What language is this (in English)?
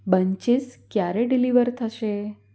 Gujarati